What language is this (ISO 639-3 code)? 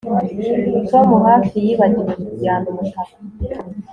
kin